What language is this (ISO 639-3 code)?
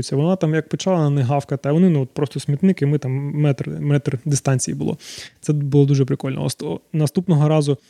ukr